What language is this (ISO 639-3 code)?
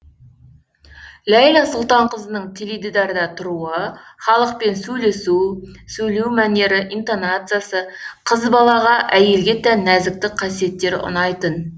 kaz